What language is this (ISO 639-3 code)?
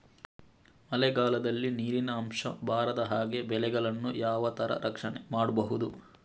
kan